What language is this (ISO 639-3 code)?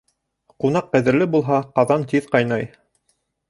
bak